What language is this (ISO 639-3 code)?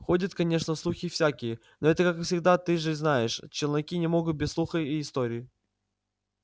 rus